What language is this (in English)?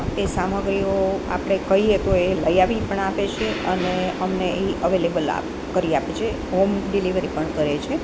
Gujarati